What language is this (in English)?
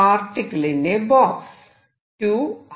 Malayalam